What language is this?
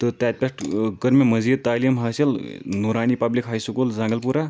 Kashmiri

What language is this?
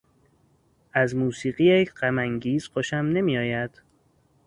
Persian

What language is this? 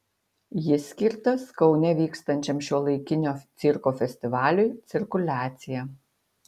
Lithuanian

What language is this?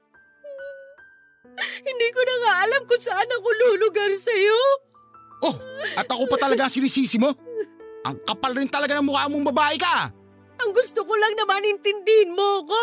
Filipino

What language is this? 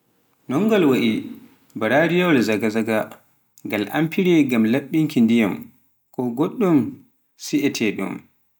Pular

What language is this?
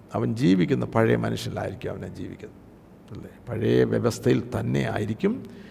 Malayalam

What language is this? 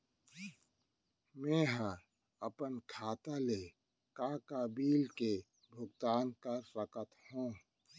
Chhattisgarhi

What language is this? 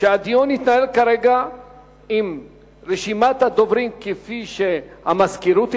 Hebrew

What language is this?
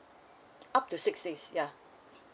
English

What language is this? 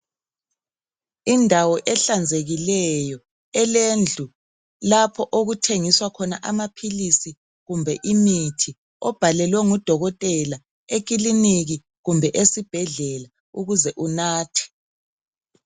North Ndebele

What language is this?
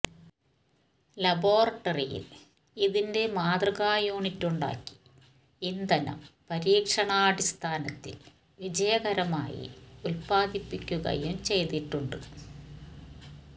Malayalam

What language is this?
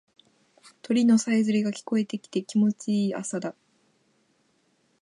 Japanese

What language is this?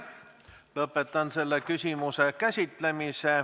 Estonian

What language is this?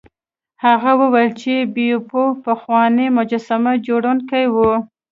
Pashto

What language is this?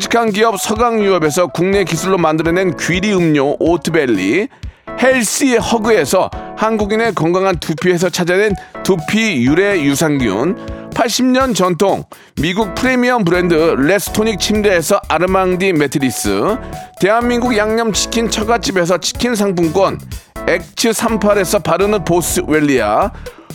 Korean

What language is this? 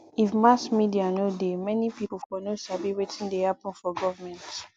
Nigerian Pidgin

